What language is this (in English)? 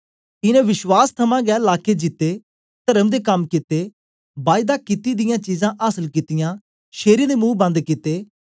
Dogri